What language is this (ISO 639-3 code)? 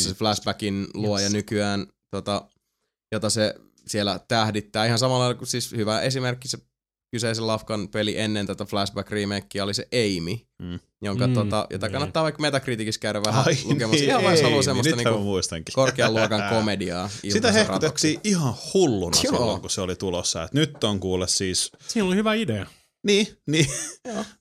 fin